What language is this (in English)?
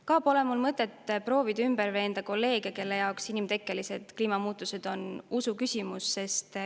Estonian